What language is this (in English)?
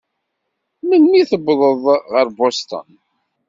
Kabyle